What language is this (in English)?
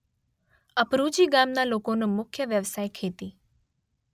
Gujarati